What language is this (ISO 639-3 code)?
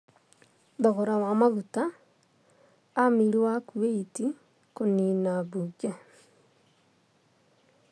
kik